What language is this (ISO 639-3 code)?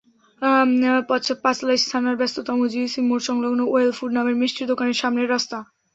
ben